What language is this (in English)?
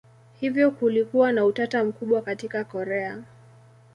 Swahili